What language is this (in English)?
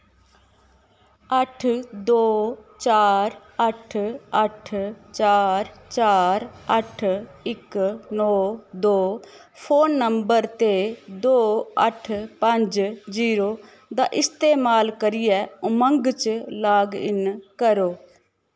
Dogri